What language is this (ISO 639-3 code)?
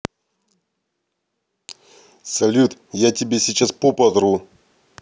rus